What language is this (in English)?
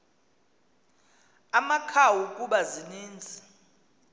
Xhosa